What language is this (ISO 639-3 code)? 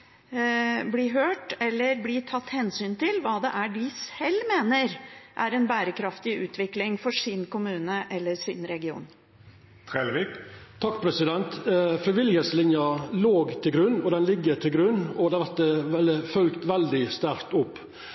nor